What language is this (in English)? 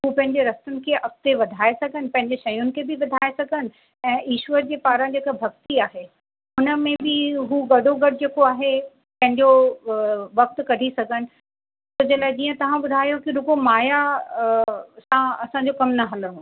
Sindhi